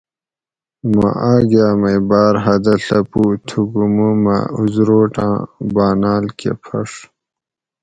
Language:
Gawri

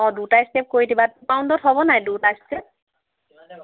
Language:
Assamese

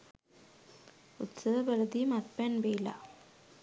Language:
Sinhala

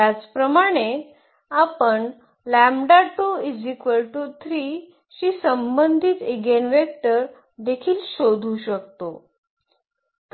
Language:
Marathi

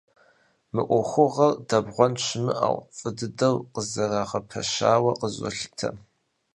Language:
Kabardian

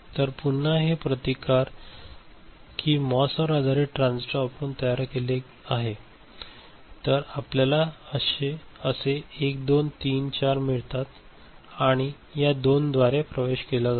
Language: Marathi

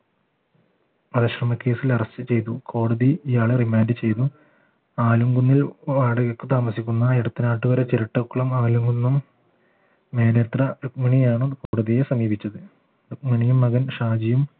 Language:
Malayalam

